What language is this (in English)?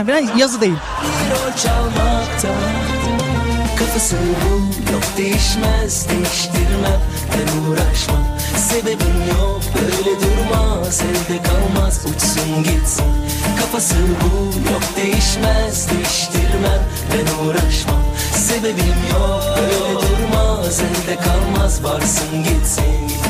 Turkish